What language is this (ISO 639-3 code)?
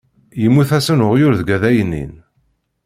kab